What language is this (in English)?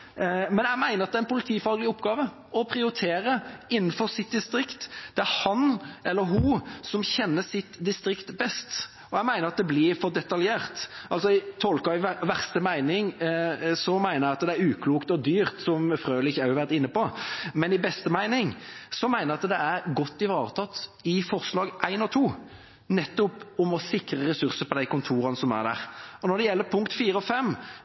Norwegian Bokmål